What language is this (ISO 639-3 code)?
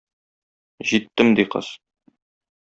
tat